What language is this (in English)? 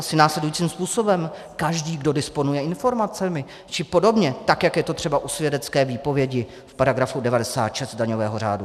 Czech